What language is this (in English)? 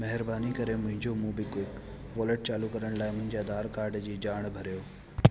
Sindhi